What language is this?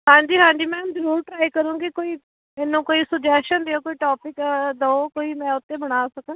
Punjabi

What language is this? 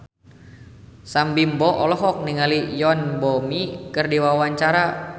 Sundanese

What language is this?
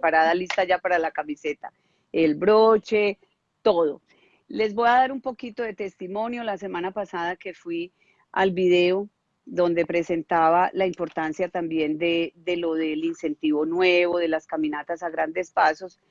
Spanish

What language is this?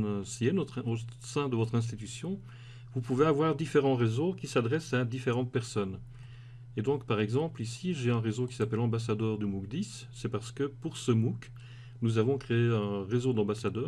French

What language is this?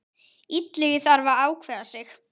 Icelandic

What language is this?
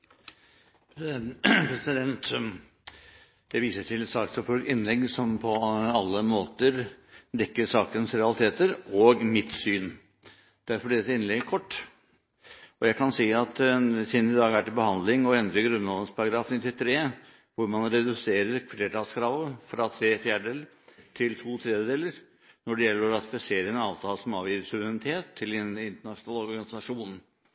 Norwegian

